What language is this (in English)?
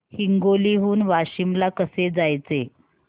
Marathi